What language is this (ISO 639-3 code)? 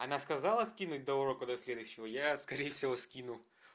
rus